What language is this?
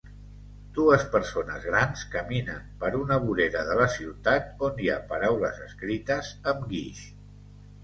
Catalan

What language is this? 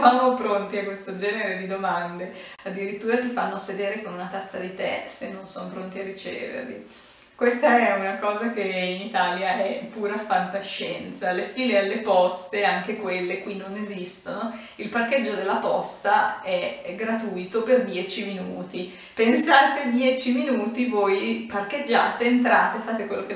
Italian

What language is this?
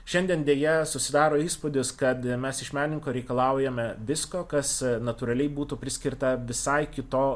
Lithuanian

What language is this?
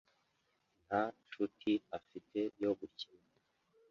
Kinyarwanda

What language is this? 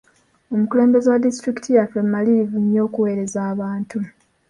Ganda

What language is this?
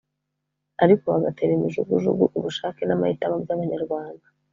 Kinyarwanda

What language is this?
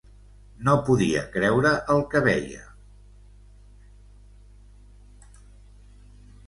Catalan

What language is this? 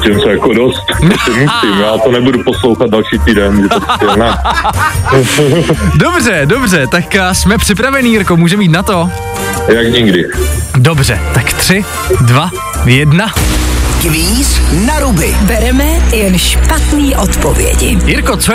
Czech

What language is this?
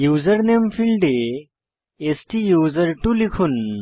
Bangla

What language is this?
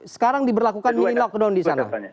Indonesian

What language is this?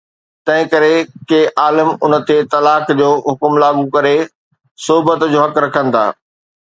Sindhi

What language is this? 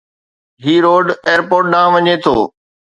Sindhi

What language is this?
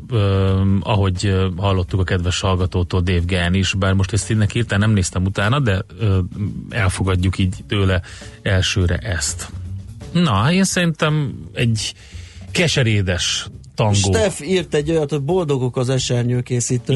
Hungarian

